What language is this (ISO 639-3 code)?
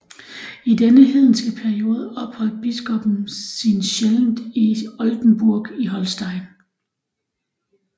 dan